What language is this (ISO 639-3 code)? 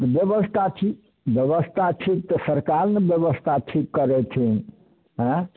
mai